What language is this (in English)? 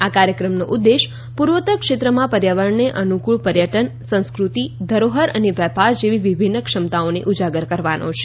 Gujarati